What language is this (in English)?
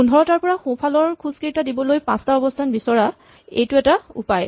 Assamese